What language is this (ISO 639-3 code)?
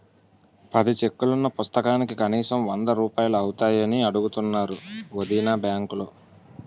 tel